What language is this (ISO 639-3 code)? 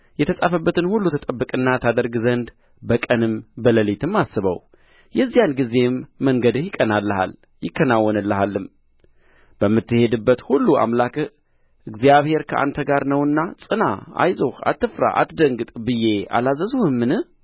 amh